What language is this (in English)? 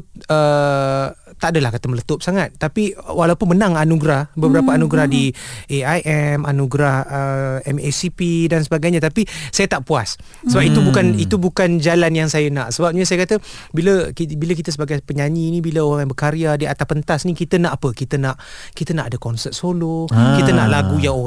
Malay